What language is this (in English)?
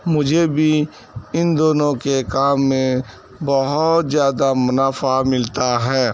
Urdu